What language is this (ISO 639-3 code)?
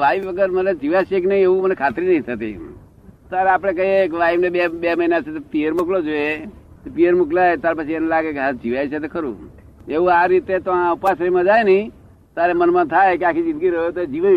guj